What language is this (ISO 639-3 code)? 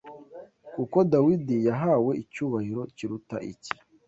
kin